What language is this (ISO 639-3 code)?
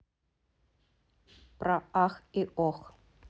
rus